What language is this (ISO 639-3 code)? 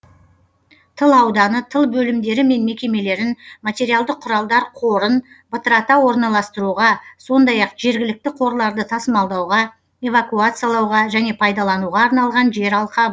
kaz